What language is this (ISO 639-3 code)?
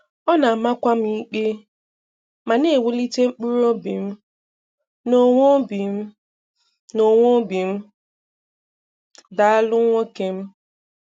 ibo